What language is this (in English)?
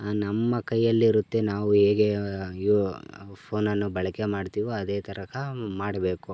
Kannada